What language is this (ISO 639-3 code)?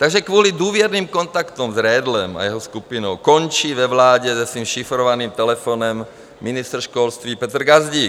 ces